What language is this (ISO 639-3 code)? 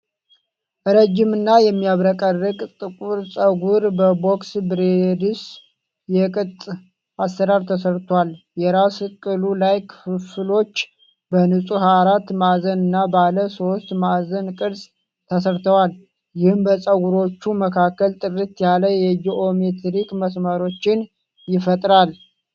amh